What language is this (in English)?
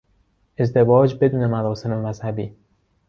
Persian